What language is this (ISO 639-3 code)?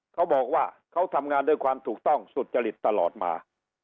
tha